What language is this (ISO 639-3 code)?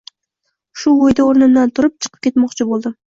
uzb